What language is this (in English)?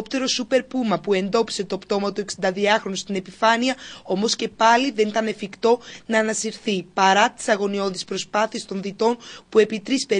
Greek